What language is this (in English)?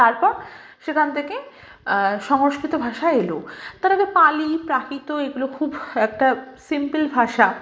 Bangla